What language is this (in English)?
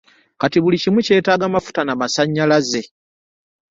Ganda